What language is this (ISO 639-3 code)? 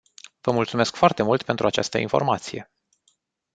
ron